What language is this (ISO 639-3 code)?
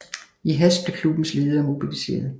dan